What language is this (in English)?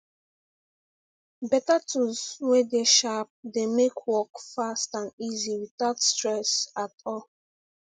Nigerian Pidgin